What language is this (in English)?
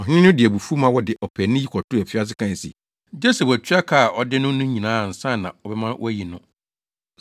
Akan